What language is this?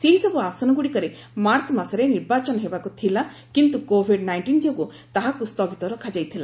Odia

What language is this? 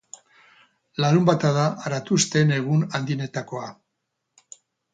Basque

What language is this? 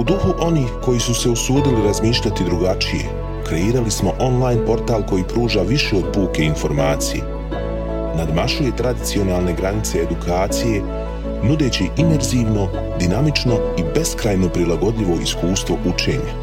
Croatian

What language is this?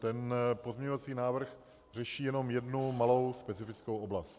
Czech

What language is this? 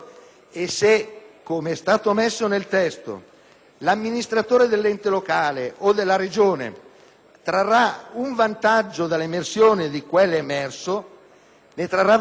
Italian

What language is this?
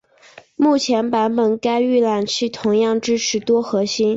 Chinese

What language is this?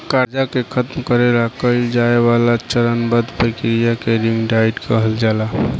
Bhojpuri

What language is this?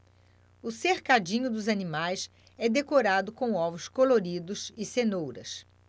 Portuguese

